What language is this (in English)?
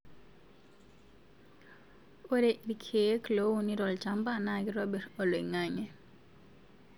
Masai